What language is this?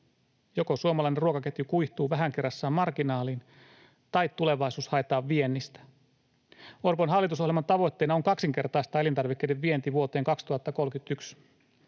Finnish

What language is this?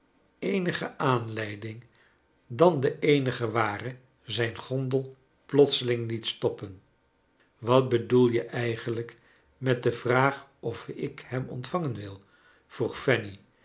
Dutch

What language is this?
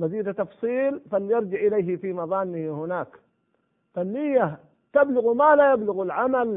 Arabic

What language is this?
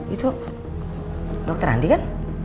Indonesian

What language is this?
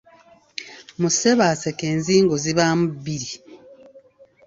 Ganda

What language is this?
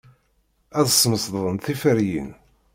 Kabyle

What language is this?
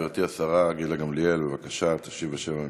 Hebrew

